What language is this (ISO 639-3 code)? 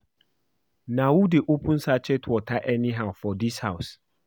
pcm